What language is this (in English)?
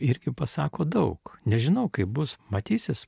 Lithuanian